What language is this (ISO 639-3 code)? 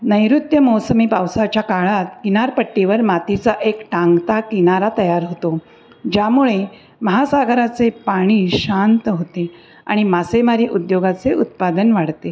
mar